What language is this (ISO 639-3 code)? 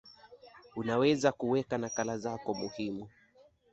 swa